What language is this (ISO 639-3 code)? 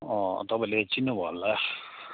nep